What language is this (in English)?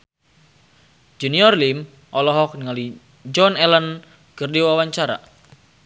Sundanese